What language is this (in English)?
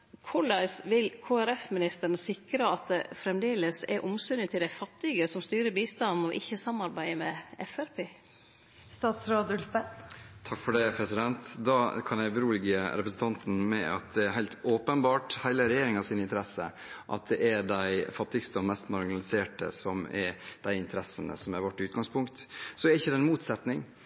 Norwegian